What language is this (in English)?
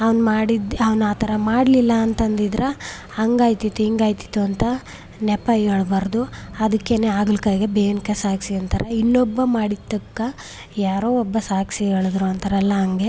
Kannada